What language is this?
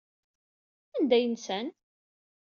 Kabyle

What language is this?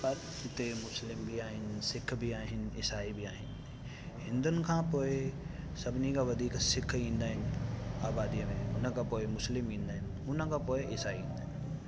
Sindhi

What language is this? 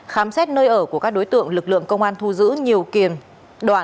Vietnamese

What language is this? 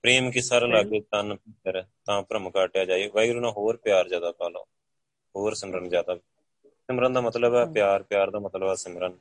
Punjabi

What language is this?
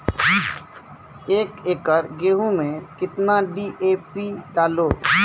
Maithili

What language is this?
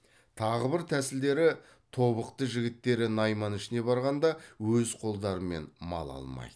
Kazakh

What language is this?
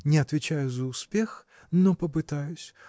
Russian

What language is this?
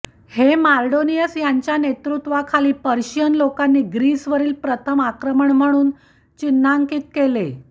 Marathi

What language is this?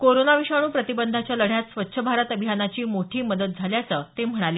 Marathi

